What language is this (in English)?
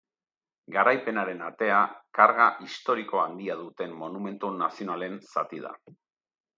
Basque